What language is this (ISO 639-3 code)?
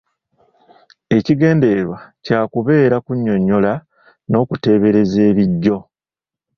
lug